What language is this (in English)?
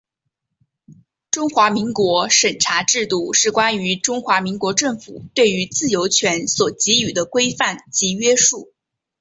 Chinese